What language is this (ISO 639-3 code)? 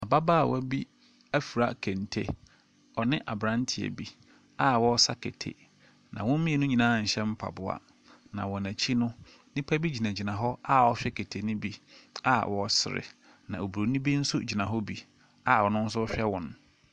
aka